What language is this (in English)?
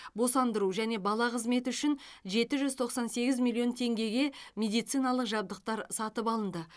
Kazakh